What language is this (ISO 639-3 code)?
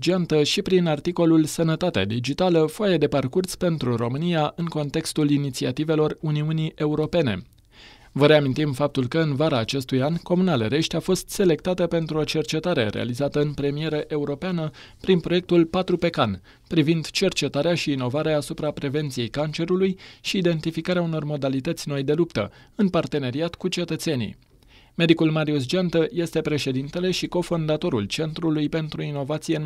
ron